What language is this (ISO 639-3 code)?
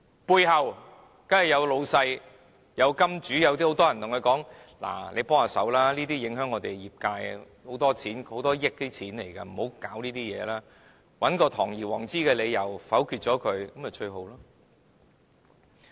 yue